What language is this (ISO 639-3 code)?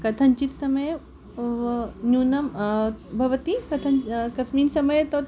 san